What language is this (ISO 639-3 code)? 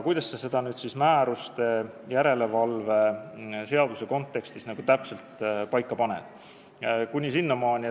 est